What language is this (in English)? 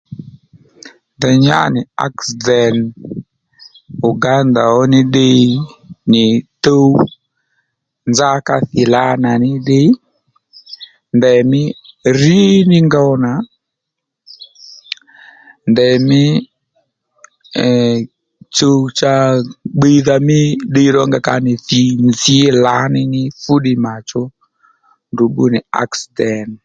Lendu